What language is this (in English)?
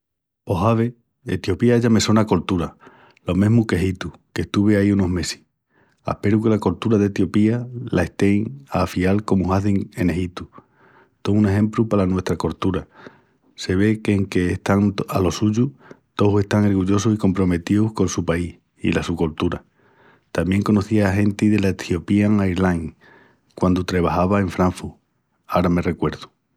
Extremaduran